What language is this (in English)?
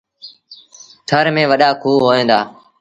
Sindhi Bhil